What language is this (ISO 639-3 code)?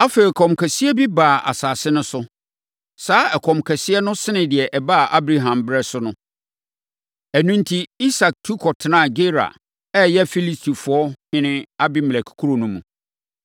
aka